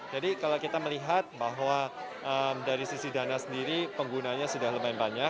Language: Indonesian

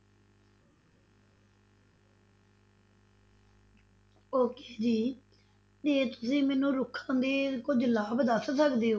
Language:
Punjabi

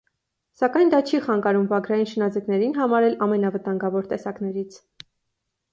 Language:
Armenian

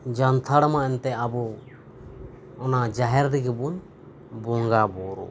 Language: Santali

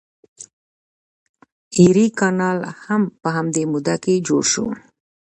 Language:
Pashto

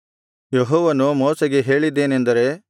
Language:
Kannada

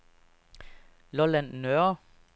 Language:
Danish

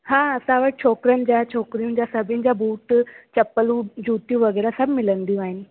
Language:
Sindhi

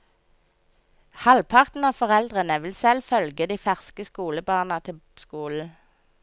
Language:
Norwegian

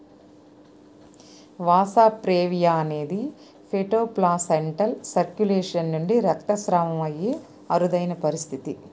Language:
Telugu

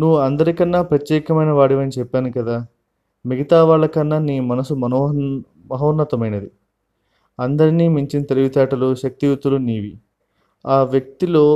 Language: Telugu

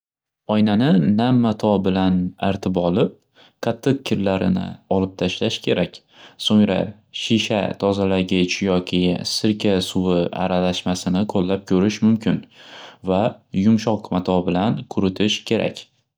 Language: Uzbek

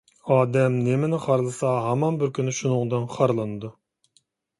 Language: Uyghur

